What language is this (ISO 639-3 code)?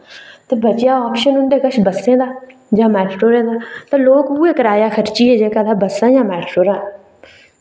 doi